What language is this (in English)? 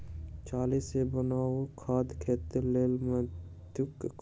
Maithili